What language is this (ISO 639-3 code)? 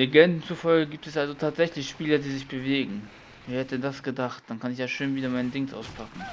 deu